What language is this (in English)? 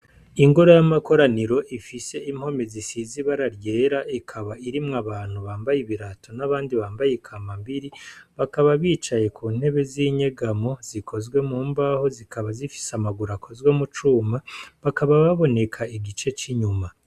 Rundi